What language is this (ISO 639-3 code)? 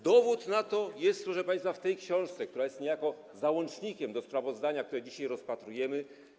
pol